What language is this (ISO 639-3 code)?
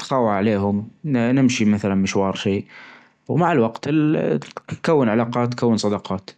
ars